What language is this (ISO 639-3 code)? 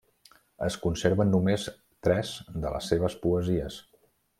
cat